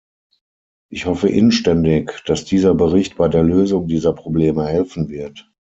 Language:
German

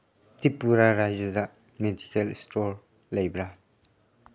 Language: Manipuri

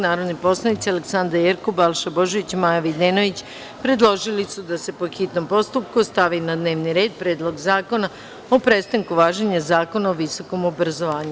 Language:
Serbian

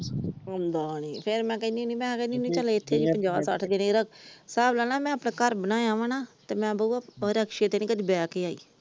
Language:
Punjabi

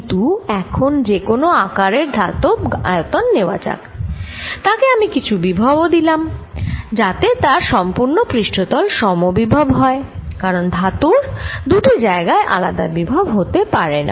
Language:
Bangla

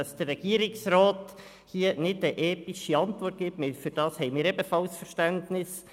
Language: Swiss German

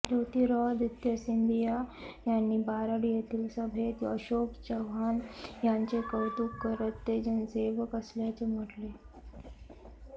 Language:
Marathi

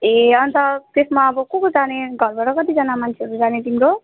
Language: Nepali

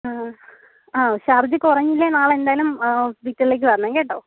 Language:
Malayalam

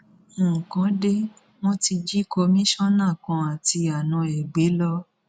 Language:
Yoruba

